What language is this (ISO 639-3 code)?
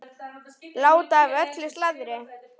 isl